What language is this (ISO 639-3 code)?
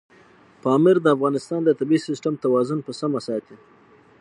pus